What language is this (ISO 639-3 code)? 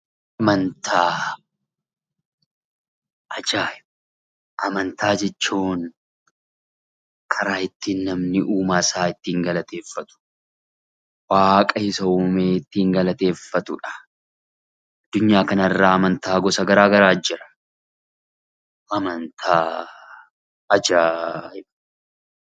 orm